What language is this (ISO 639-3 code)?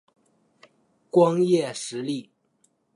zho